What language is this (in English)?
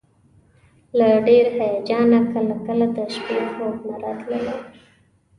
Pashto